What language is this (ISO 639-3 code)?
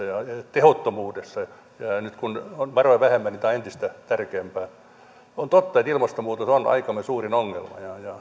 fin